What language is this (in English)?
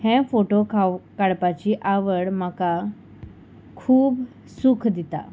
Konkani